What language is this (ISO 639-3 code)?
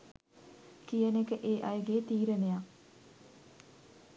sin